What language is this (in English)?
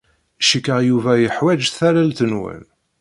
Kabyle